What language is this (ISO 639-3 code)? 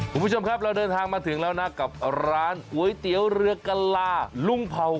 tha